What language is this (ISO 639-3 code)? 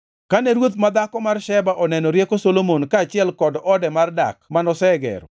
luo